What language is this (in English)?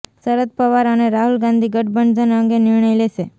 Gujarati